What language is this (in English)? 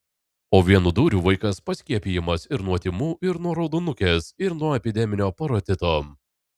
Lithuanian